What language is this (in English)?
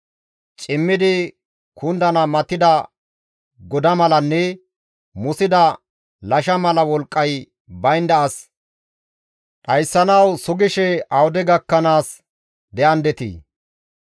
Gamo